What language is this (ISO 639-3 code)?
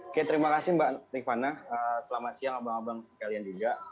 ind